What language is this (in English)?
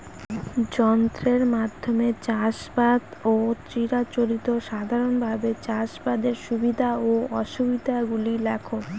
Bangla